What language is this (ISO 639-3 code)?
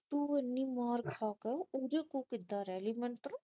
pan